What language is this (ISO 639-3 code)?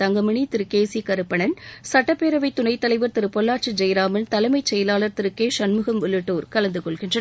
tam